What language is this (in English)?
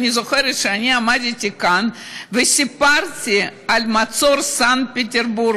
Hebrew